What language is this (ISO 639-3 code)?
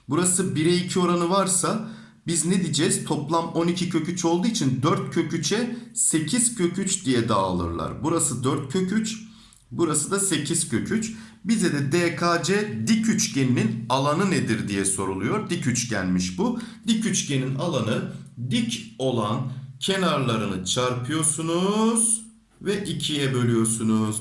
tur